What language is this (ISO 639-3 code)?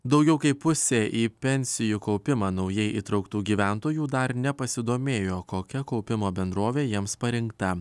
lit